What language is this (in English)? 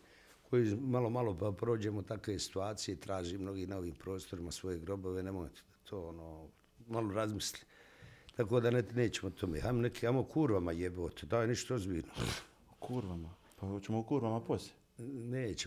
Croatian